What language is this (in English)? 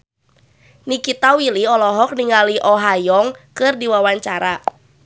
Sundanese